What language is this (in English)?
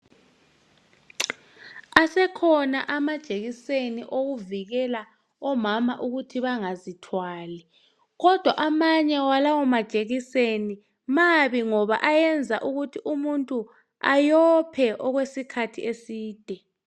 North Ndebele